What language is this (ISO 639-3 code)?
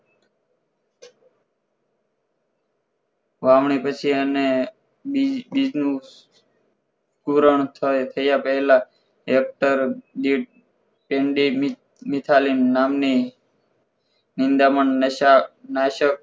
guj